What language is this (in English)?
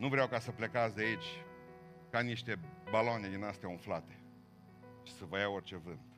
Romanian